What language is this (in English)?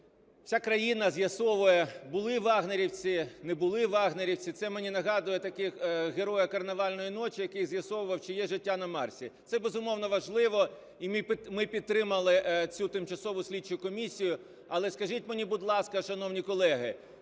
Ukrainian